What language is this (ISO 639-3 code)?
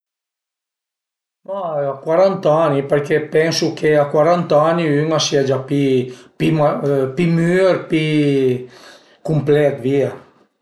pms